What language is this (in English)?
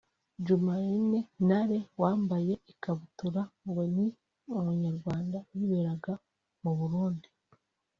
Kinyarwanda